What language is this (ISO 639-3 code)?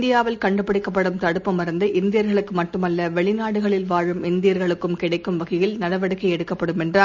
tam